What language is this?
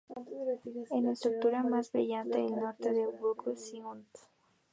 Spanish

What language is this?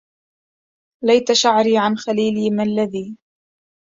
Arabic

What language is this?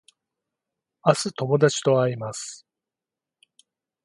Japanese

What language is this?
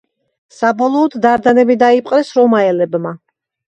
Georgian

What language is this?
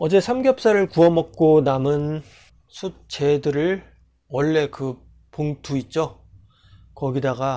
Korean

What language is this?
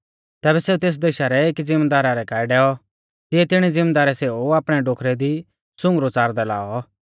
Mahasu Pahari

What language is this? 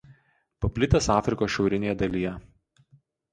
Lithuanian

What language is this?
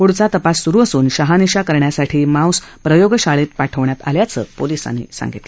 Marathi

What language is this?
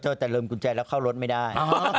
Thai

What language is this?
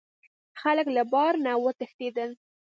Pashto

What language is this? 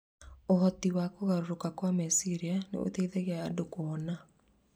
Kikuyu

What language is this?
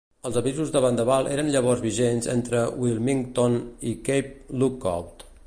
Catalan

